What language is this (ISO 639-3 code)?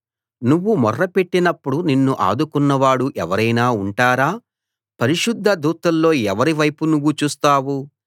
tel